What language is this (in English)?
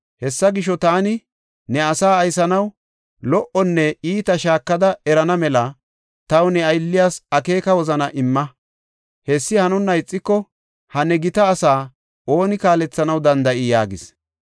Gofa